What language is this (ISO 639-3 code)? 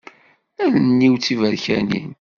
kab